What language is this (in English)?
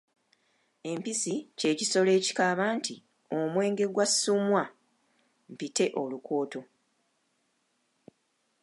Ganda